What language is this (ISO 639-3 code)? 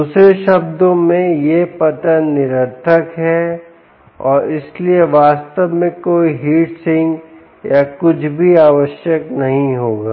hin